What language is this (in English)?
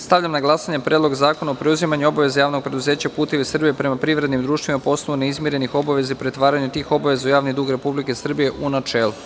Serbian